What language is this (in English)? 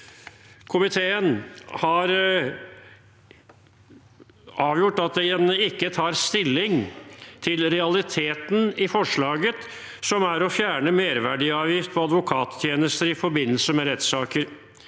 Norwegian